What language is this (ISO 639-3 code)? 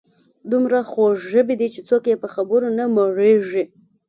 pus